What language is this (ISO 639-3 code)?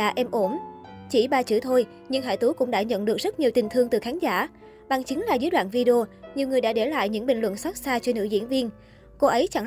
vie